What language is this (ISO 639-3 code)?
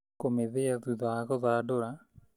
kik